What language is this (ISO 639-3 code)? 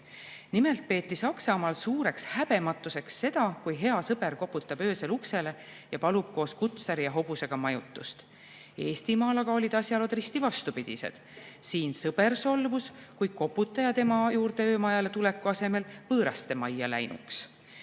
est